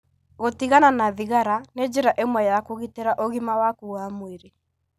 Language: Kikuyu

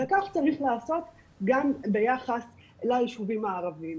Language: Hebrew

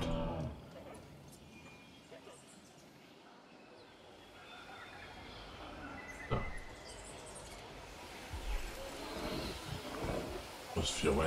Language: German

